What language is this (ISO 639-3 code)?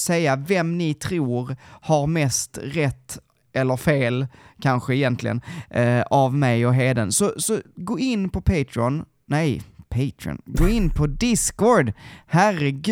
swe